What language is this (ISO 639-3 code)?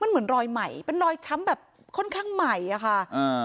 tha